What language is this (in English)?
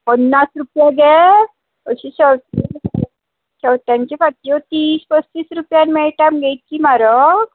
Konkani